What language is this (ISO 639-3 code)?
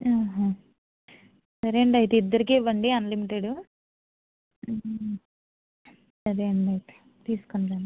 tel